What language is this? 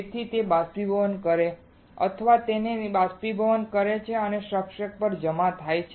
Gujarati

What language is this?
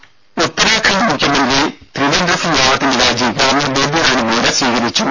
Malayalam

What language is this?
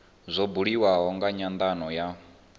Venda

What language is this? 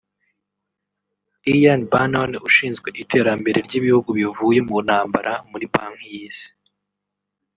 Kinyarwanda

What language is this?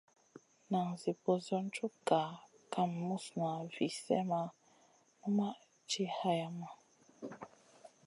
Masana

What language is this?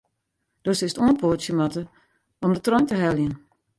Western Frisian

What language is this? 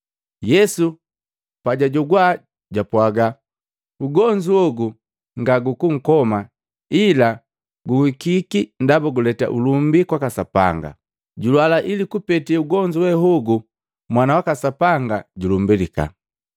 Matengo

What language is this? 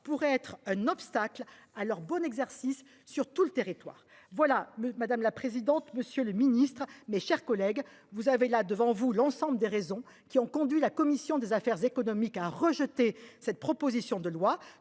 French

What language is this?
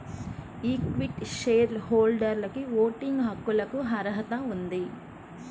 Telugu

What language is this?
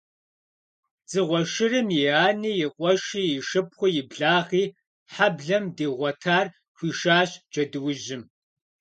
Kabardian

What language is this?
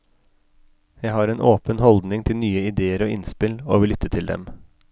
Norwegian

